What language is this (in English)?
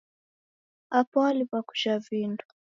Taita